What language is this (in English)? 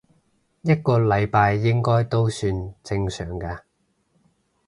Cantonese